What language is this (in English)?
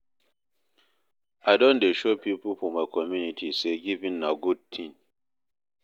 Nigerian Pidgin